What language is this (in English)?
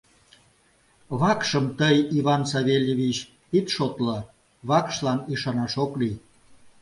Mari